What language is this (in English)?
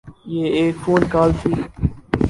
Urdu